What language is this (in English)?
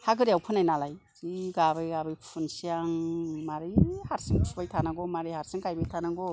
Bodo